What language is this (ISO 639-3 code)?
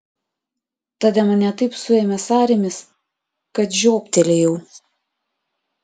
lit